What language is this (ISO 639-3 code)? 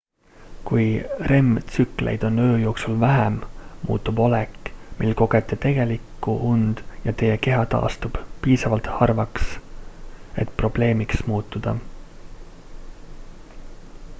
est